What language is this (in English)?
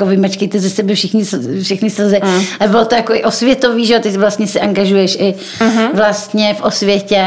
Czech